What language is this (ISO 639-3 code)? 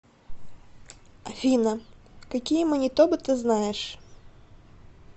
rus